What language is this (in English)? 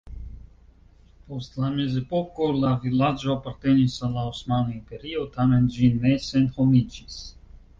Esperanto